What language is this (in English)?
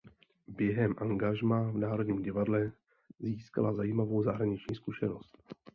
Czech